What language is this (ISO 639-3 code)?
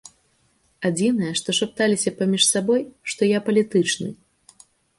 bel